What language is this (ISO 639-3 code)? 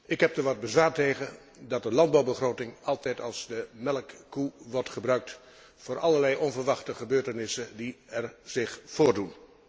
nld